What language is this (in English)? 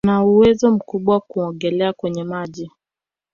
Swahili